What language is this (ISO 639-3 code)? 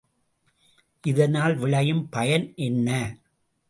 tam